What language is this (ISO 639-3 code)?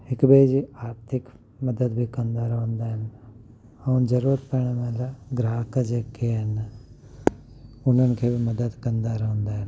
snd